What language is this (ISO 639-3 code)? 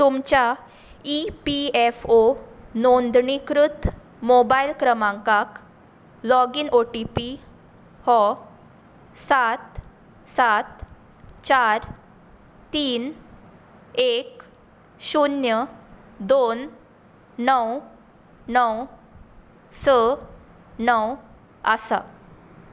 kok